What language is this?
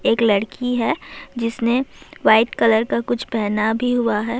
Urdu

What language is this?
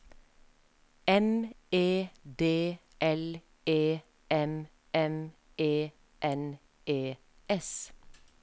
Norwegian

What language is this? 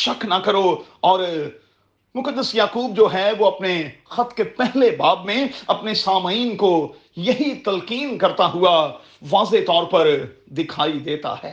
Urdu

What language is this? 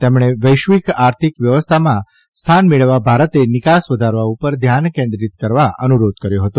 Gujarati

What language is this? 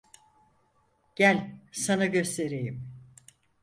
Turkish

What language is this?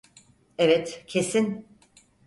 Turkish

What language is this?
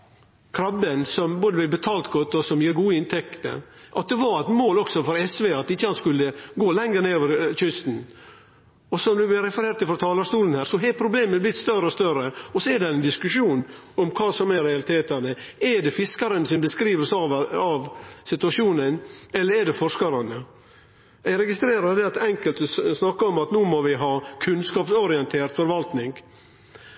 Norwegian Nynorsk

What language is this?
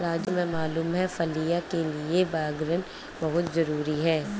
Hindi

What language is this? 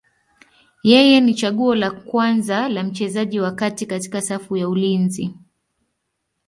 Swahili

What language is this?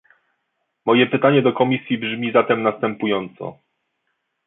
Polish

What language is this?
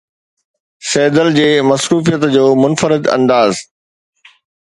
Sindhi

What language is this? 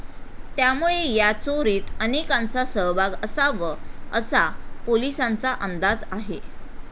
Marathi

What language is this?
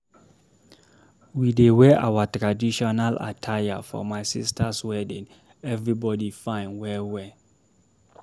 Nigerian Pidgin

